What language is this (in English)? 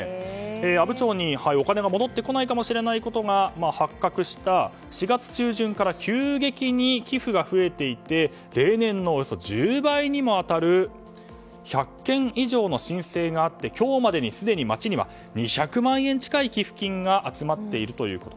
Japanese